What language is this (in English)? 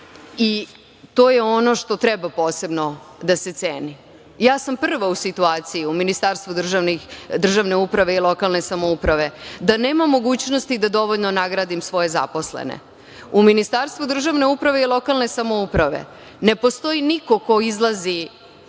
Serbian